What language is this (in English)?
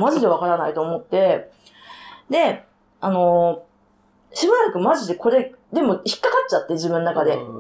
Japanese